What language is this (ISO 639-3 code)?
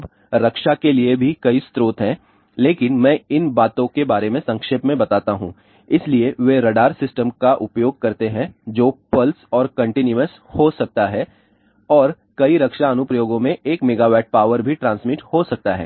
hin